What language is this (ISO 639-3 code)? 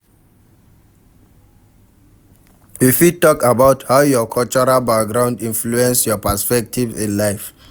pcm